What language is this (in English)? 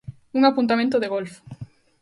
Galician